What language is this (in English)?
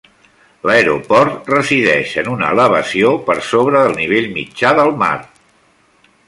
Catalan